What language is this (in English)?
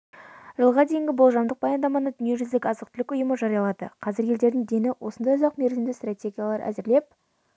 Kazakh